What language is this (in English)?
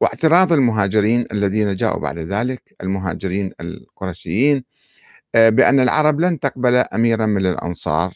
Arabic